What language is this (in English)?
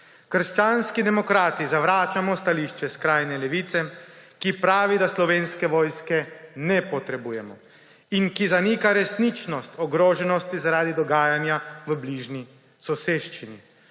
Slovenian